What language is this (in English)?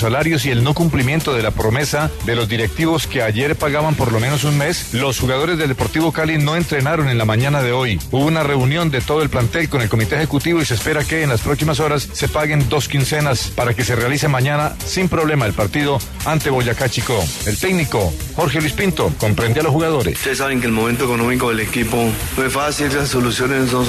Spanish